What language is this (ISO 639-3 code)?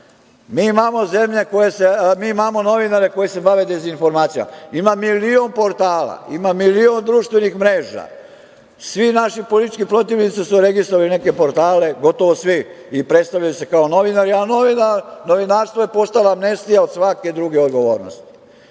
srp